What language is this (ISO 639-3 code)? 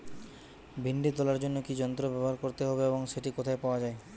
ben